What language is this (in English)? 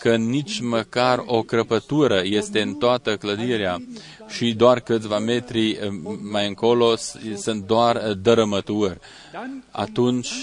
Romanian